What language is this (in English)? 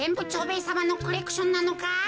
Japanese